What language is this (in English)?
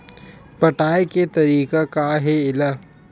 Chhattisgarhi